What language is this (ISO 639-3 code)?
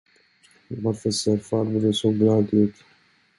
swe